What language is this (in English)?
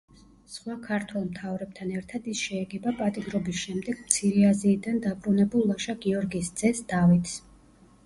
Georgian